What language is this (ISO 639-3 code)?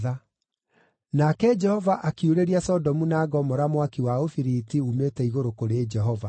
kik